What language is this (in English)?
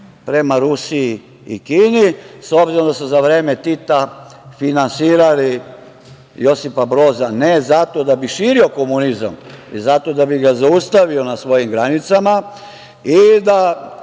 Serbian